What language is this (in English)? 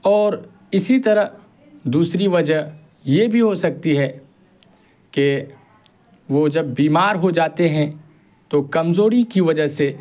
Urdu